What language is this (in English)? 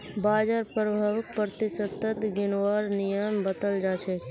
Magahi